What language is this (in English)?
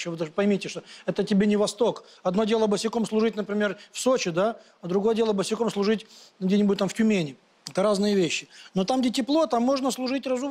Russian